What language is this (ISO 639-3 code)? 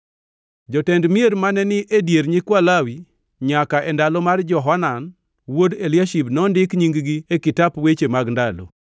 luo